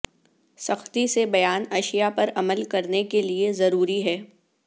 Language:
Urdu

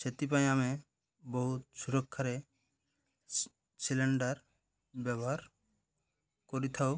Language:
Odia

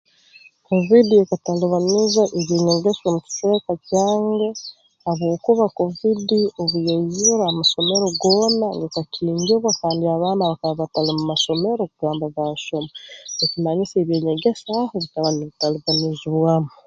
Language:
Tooro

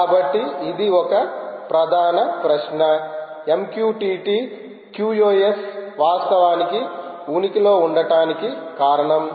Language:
Telugu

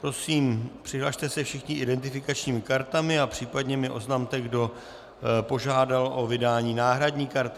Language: Czech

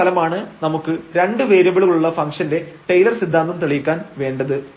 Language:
Malayalam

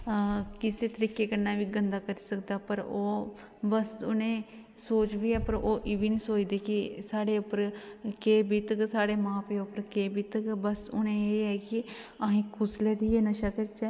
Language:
Dogri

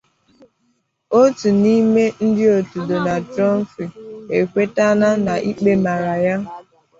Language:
Igbo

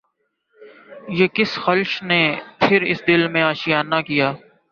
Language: Urdu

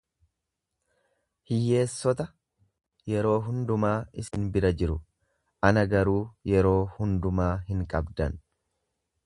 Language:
Oromo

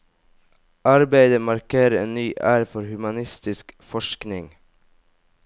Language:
Norwegian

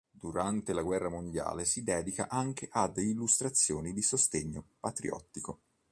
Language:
Italian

